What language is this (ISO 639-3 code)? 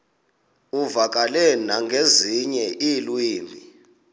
xho